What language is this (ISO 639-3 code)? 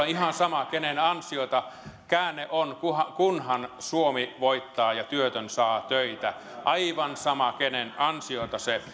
fin